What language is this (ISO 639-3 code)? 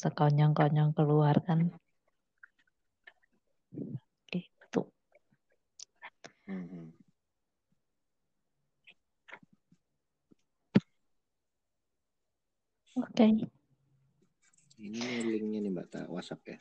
ind